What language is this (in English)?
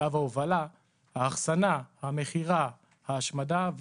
Hebrew